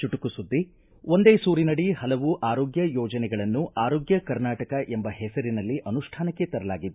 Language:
Kannada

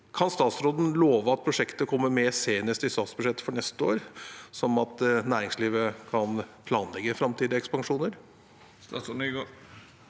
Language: Norwegian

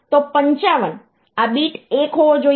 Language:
Gujarati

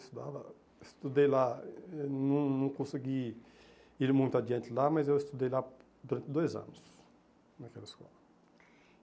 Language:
Portuguese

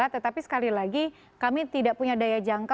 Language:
Indonesian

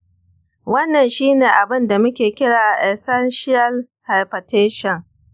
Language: Hausa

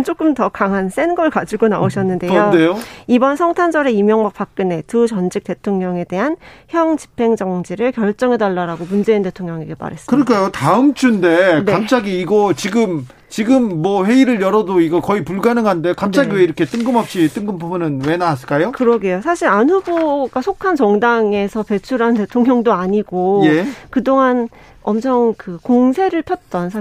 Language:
Korean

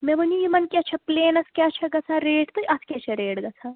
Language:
Kashmiri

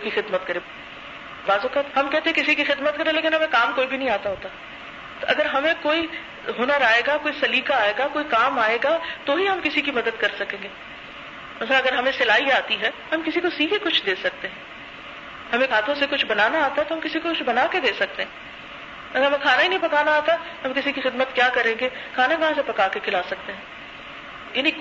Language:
Urdu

